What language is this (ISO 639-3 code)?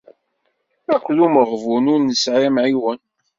kab